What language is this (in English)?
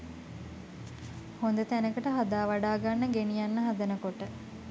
Sinhala